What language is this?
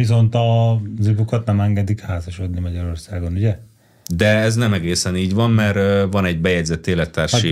Hungarian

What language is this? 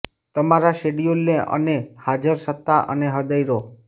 Gujarati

